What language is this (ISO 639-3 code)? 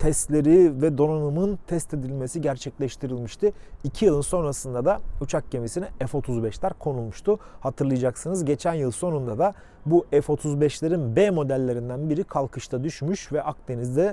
tur